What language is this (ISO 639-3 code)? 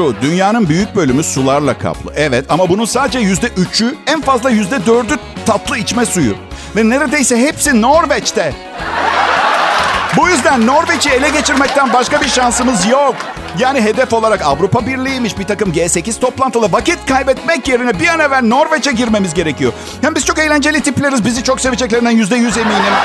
tur